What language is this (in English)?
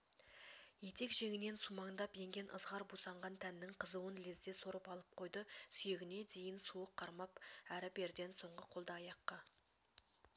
Kazakh